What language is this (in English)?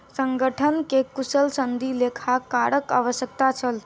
Maithili